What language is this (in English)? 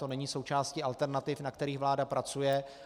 Czech